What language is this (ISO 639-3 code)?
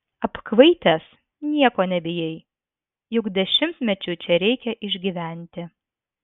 lit